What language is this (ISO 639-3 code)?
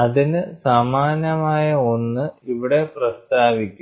mal